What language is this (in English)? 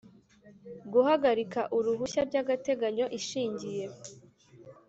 Kinyarwanda